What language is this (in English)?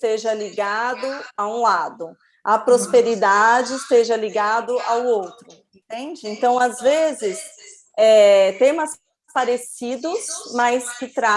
Portuguese